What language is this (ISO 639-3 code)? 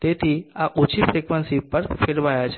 guj